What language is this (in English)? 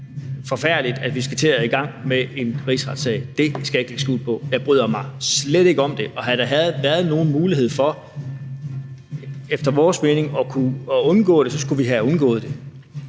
Danish